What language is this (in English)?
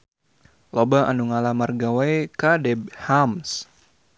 Sundanese